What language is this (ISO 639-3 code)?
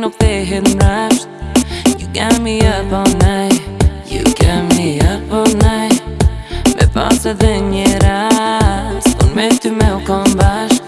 hye